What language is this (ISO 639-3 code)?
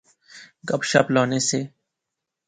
phr